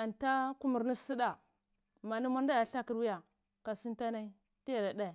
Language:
Cibak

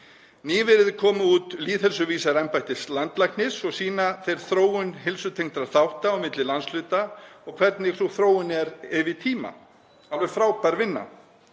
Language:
Icelandic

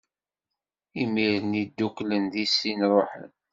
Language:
Kabyle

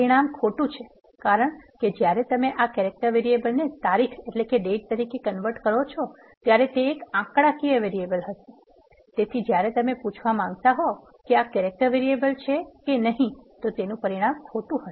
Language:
Gujarati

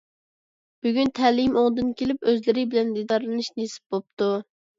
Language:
Uyghur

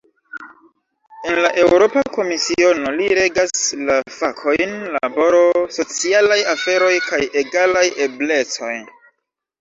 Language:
Esperanto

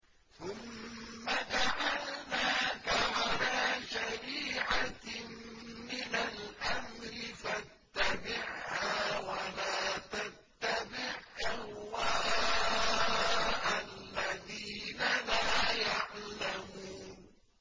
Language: Arabic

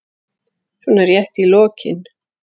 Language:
Icelandic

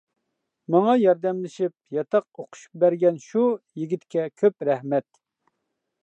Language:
Uyghur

